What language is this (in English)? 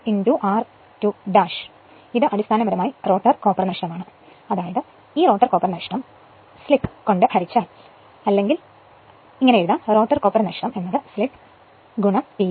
Malayalam